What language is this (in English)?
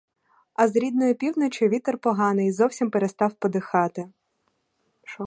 Ukrainian